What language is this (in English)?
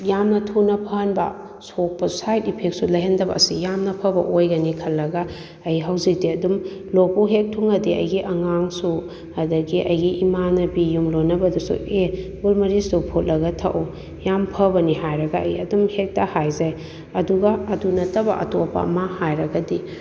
Manipuri